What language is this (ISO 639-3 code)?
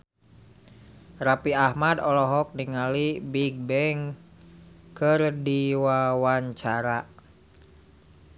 sun